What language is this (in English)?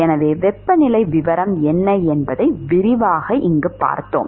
Tamil